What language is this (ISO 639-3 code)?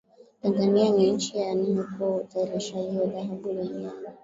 swa